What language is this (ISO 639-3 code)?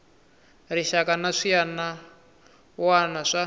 tso